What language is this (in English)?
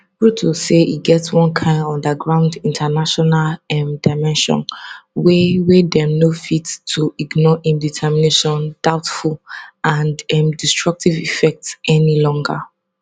Nigerian Pidgin